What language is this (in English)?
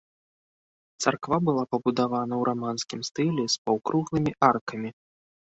Belarusian